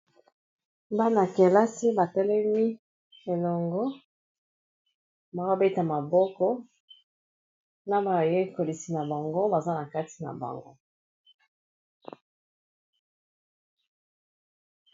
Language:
Lingala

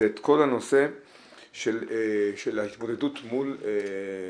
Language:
Hebrew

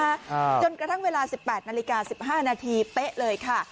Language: Thai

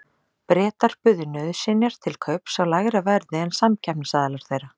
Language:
Icelandic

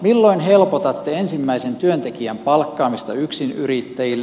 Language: Finnish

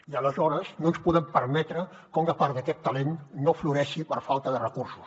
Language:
Catalan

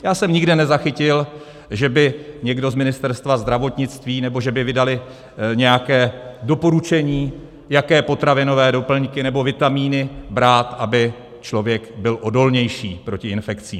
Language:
Czech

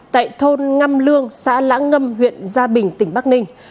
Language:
Vietnamese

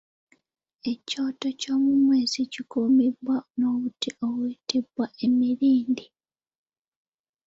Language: Ganda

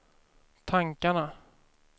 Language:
Swedish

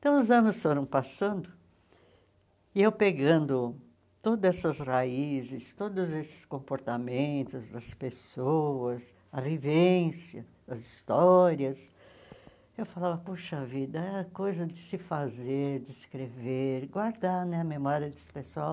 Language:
Portuguese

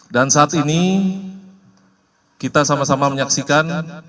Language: Indonesian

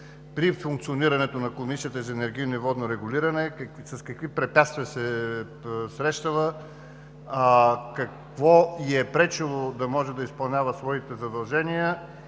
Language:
Bulgarian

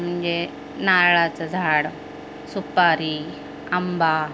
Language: Marathi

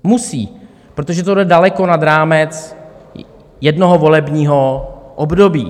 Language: Czech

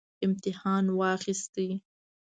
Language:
Pashto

